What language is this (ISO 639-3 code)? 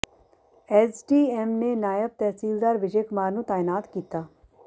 pan